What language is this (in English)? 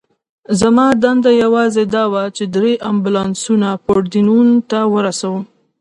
Pashto